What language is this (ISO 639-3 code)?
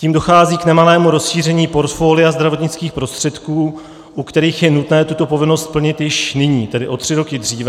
ces